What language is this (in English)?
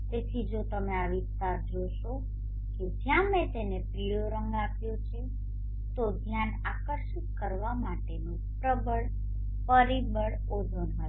Gujarati